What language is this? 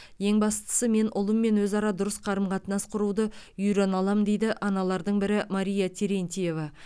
Kazakh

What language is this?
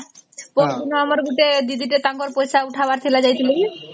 Odia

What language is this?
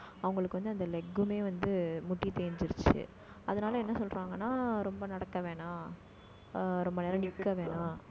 Tamil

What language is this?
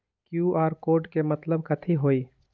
Magahi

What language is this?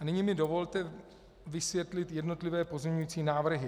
Czech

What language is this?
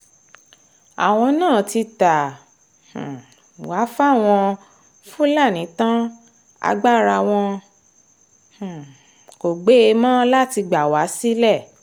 Yoruba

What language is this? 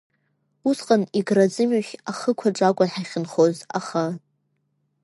Abkhazian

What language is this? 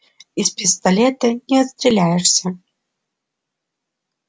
Russian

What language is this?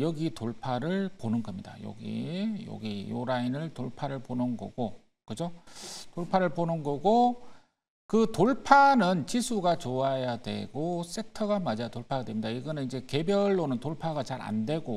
Korean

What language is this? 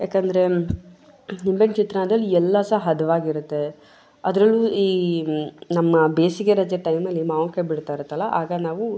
Kannada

